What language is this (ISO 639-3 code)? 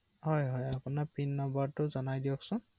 asm